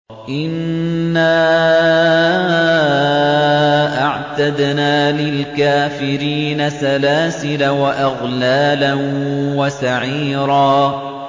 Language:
Arabic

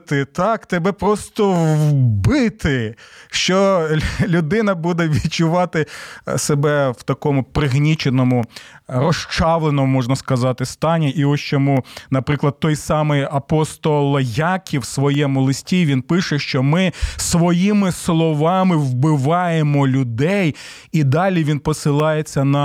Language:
Ukrainian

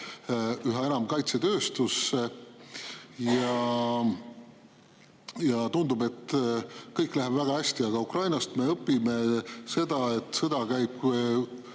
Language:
Estonian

